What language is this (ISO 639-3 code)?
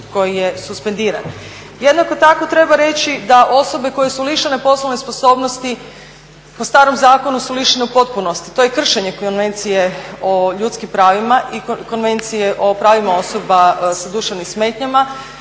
hrv